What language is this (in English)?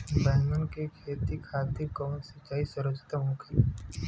Bhojpuri